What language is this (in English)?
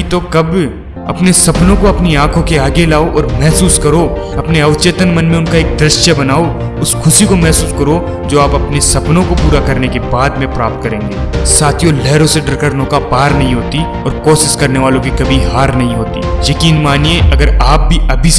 Hindi